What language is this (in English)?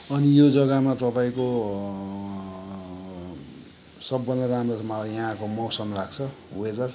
Nepali